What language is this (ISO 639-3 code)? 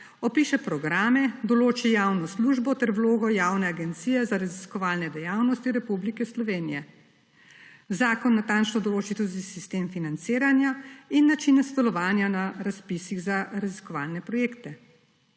slv